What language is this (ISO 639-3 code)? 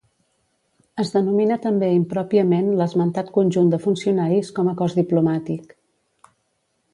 cat